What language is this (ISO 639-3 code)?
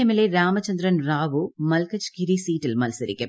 mal